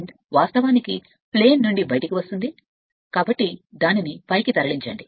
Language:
Telugu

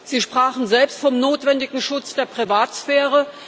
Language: German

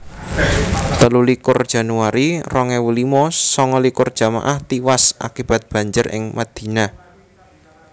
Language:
Javanese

